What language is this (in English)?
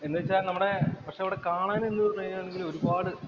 Malayalam